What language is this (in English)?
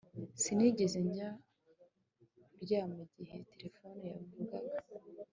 Kinyarwanda